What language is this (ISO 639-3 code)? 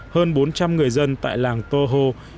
vie